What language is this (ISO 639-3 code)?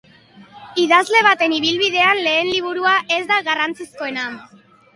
eus